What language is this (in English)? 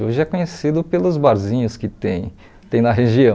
Portuguese